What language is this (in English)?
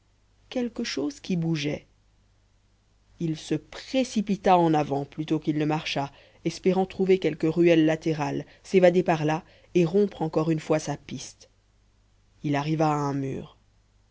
French